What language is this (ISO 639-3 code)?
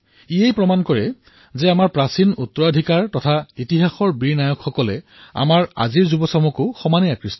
asm